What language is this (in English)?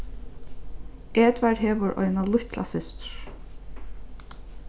Faroese